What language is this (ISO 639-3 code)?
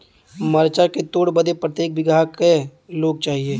bho